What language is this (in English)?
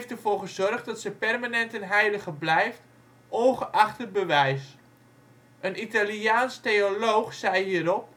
Dutch